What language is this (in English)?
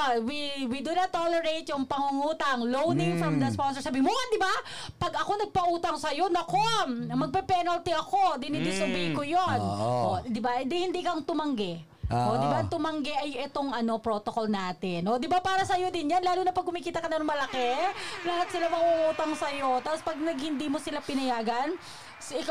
Filipino